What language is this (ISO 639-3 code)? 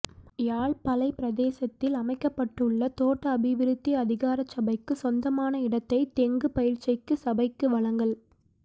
tam